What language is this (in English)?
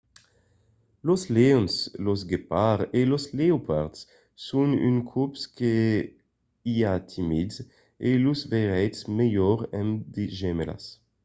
Occitan